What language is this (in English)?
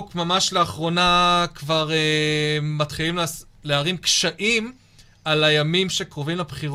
Hebrew